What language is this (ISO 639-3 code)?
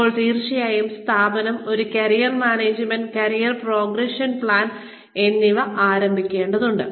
mal